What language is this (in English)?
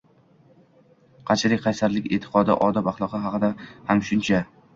Uzbek